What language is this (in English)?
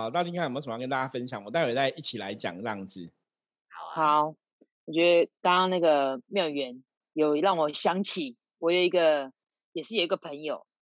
Chinese